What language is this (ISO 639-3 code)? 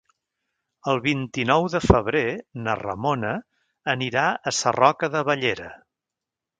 cat